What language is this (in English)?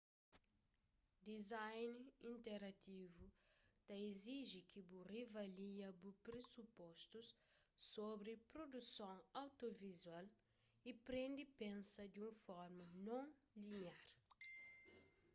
Kabuverdianu